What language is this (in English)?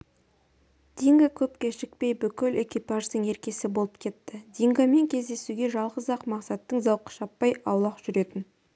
Kazakh